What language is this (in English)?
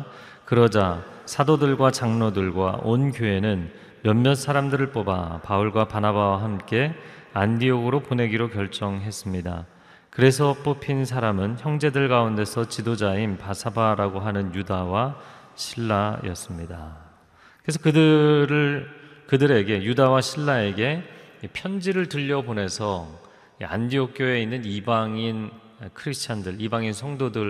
Korean